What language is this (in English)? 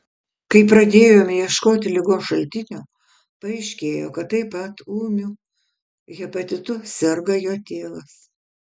Lithuanian